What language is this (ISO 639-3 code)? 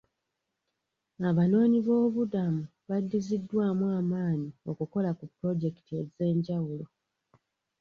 lug